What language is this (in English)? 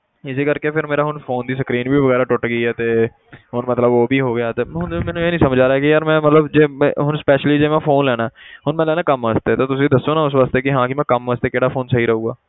Punjabi